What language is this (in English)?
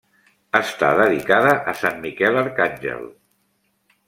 Catalan